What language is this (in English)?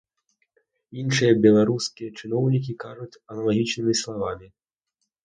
Belarusian